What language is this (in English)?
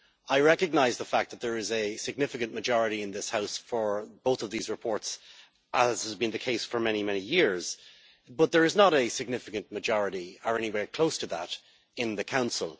English